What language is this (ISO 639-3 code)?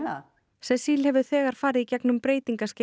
isl